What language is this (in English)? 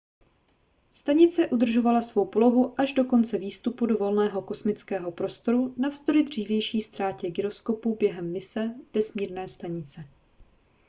Czech